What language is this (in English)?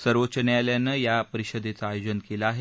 Marathi